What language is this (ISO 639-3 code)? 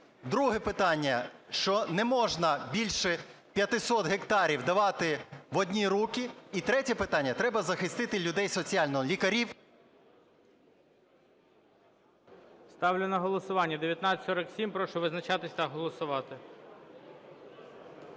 ukr